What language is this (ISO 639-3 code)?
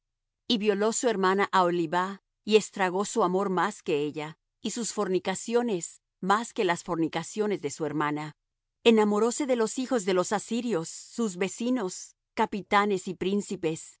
spa